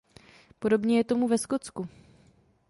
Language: Czech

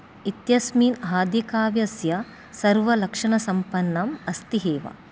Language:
Sanskrit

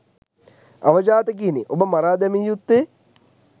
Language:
Sinhala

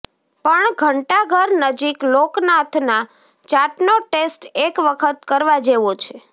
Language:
Gujarati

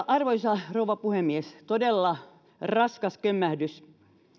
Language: Finnish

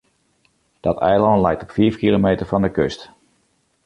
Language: Western Frisian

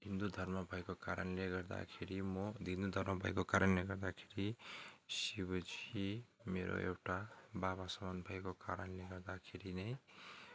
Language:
Nepali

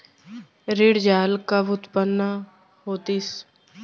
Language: Chhattisgarhi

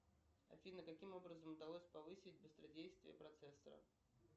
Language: Russian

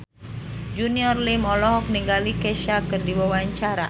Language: Sundanese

